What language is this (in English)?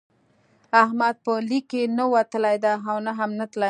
Pashto